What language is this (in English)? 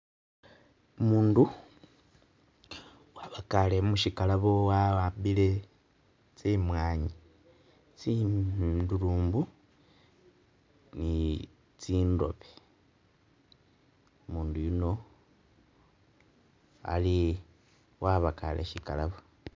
Masaaba